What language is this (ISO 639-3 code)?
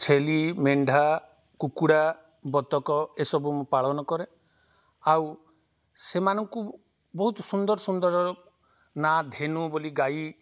ori